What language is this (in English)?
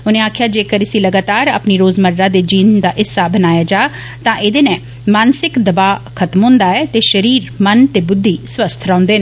Dogri